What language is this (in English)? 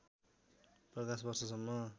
Nepali